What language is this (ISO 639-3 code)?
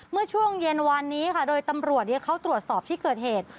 tha